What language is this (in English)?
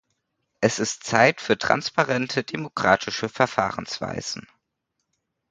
German